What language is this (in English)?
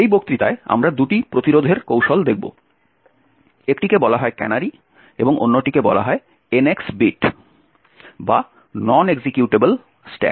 Bangla